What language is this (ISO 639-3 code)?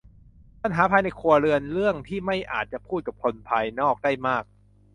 tha